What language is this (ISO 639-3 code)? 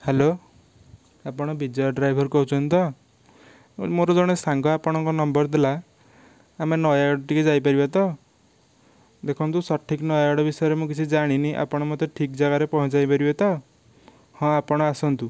ori